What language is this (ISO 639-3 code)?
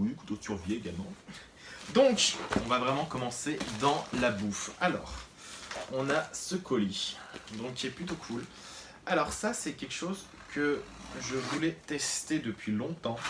fra